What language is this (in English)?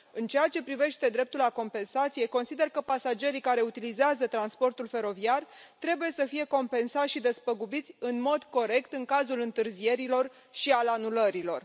Romanian